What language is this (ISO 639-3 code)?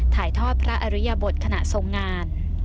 tha